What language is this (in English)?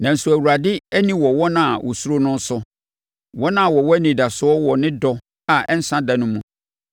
Akan